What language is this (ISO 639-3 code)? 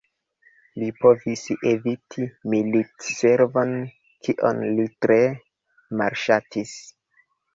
epo